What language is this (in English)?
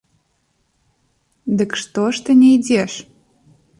Belarusian